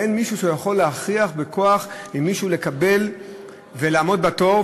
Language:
Hebrew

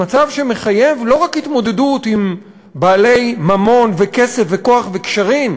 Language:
Hebrew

